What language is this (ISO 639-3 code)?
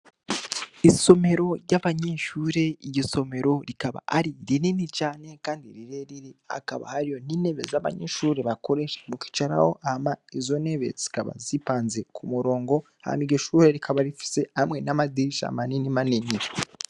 run